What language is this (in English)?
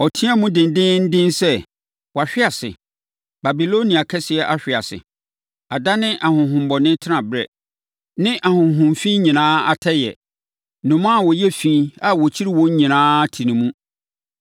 Akan